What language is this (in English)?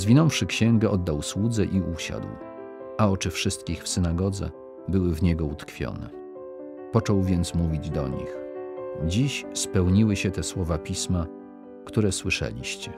Polish